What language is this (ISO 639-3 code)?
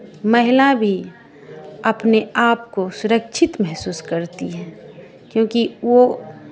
hin